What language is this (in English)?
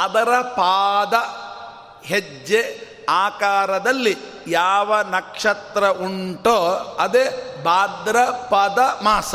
Kannada